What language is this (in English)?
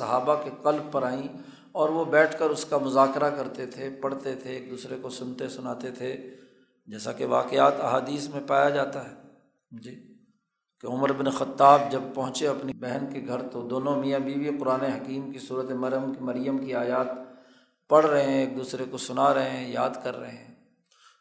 Urdu